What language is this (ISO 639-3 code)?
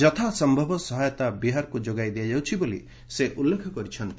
ori